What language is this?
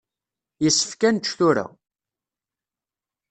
Kabyle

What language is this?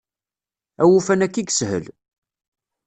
Kabyle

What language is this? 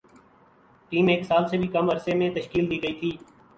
Urdu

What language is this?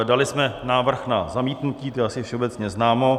Czech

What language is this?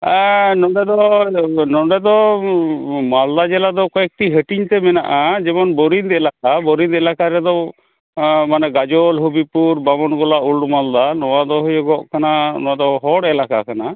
Santali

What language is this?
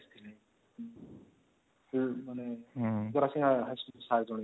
Odia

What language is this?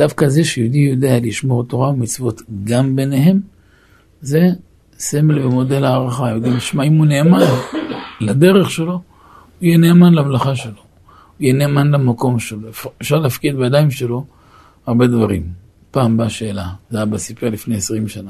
Hebrew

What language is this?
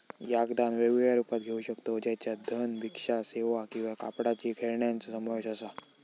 Marathi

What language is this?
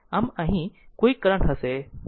Gujarati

